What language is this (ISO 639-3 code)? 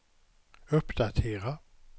swe